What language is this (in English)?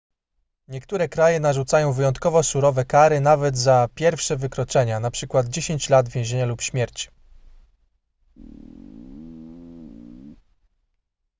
Polish